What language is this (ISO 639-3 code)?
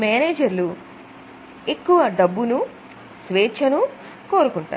tel